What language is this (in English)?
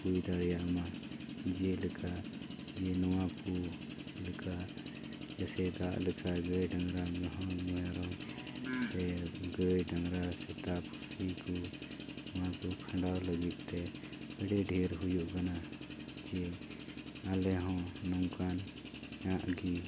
Santali